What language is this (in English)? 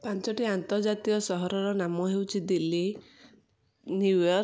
Odia